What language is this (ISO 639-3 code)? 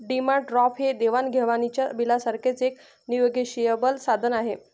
mar